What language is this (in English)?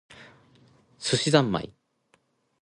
Japanese